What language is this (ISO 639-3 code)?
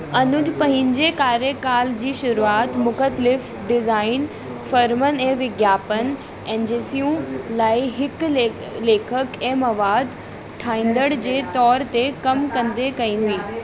snd